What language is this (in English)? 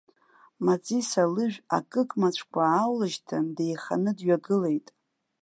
Abkhazian